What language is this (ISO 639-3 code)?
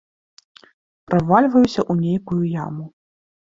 bel